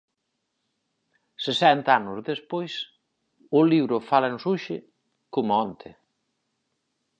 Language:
Galician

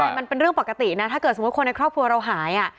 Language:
Thai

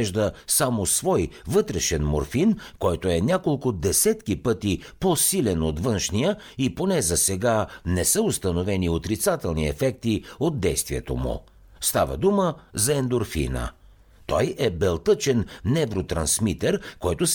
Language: Bulgarian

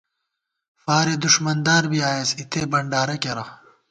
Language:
Gawar-Bati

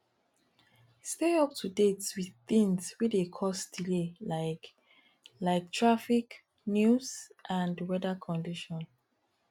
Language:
Nigerian Pidgin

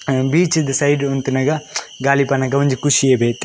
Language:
Tulu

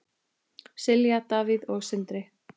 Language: Icelandic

